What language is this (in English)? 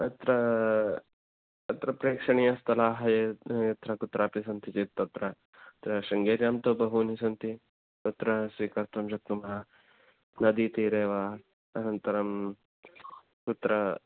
Sanskrit